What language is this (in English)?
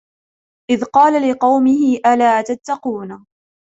Arabic